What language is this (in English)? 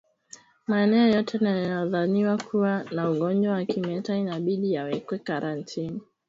Swahili